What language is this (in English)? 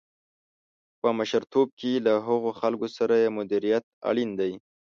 Pashto